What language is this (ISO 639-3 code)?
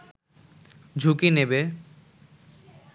ben